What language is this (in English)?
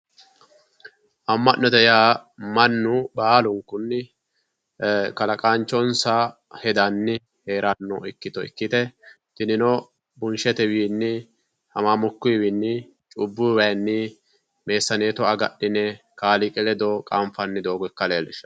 Sidamo